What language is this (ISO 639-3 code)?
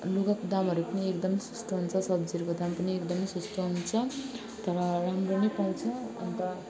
nep